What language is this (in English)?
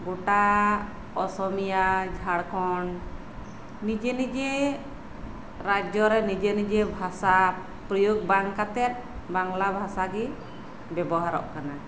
Santali